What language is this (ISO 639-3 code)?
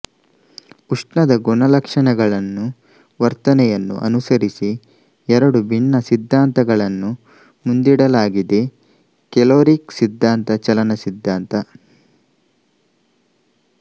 kan